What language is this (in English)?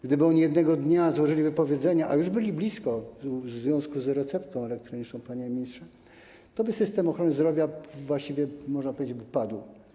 Polish